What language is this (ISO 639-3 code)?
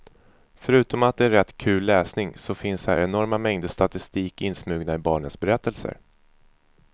swe